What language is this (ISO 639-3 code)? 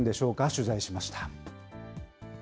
jpn